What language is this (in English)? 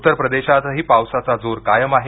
Marathi